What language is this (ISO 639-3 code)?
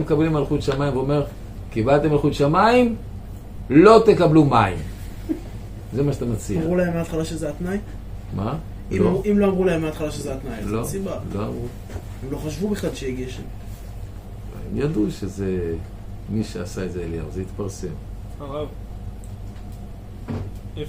heb